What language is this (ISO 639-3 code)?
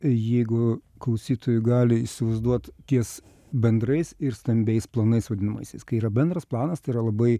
lit